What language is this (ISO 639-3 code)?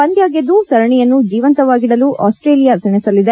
kan